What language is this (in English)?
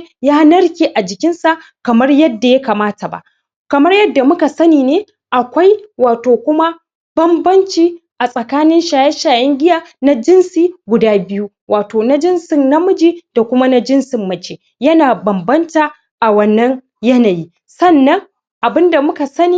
Hausa